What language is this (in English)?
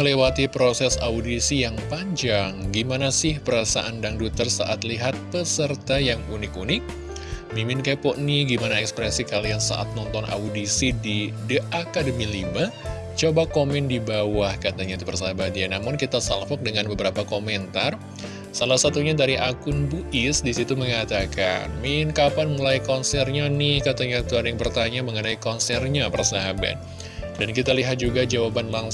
Indonesian